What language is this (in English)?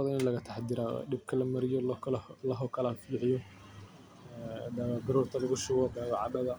Somali